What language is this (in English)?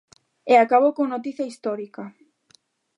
Galician